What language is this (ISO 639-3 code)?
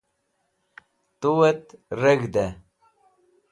wbl